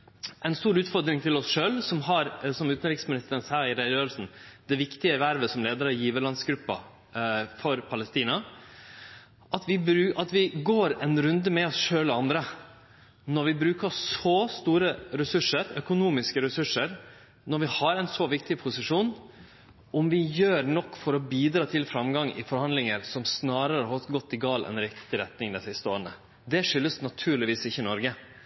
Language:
Norwegian Nynorsk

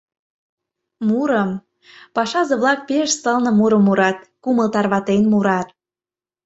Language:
Mari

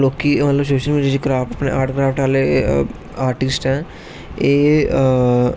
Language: Dogri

